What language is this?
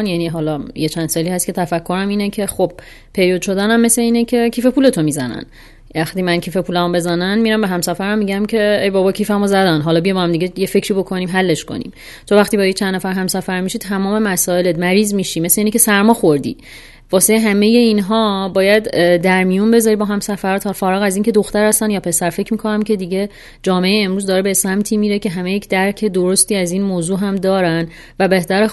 Persian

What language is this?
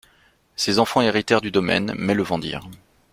French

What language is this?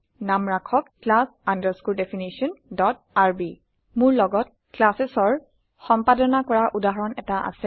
Assamese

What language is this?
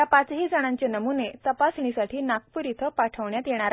Marathi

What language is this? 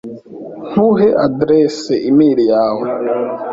Kinyarwanda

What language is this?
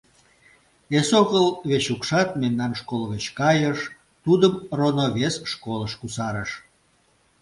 Mari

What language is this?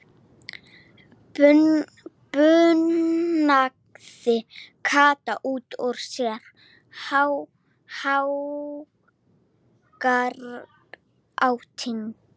Icelandic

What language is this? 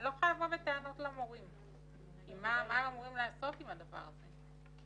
Hebrew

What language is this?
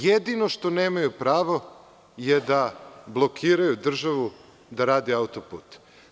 Serbian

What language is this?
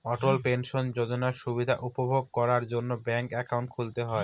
Bangla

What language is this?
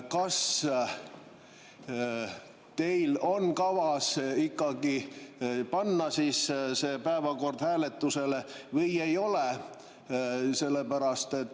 Estonian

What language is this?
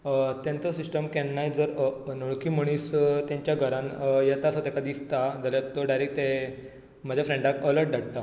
Konkani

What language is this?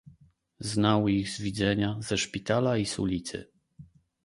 Polish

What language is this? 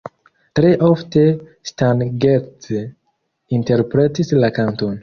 Esperanto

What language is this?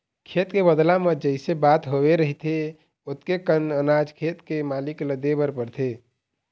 Chhattisgarhi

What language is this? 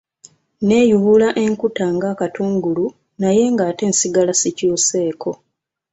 Ganda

